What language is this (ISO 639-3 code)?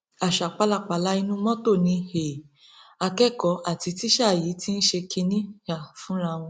yor